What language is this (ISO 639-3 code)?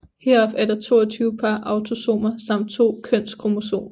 dan